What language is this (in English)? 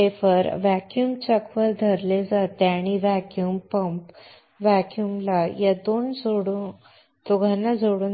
Marathi